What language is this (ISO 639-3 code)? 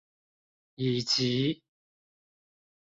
zho